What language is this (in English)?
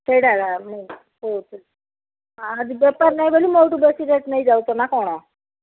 Odia